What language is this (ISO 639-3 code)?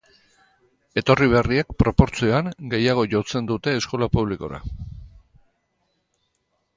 eus